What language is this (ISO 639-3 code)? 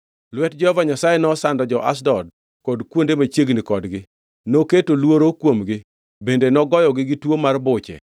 luo